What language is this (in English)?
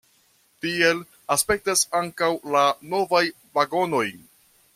Esperanto